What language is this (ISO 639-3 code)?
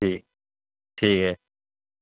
urd